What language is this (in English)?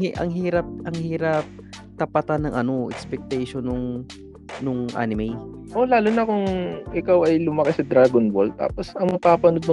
Filipino